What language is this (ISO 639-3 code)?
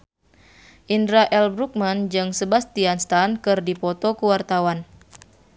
sun